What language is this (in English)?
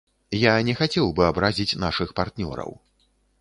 Belarusian